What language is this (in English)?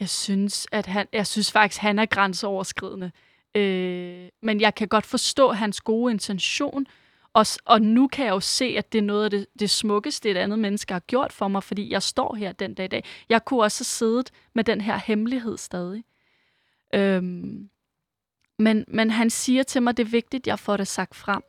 Danish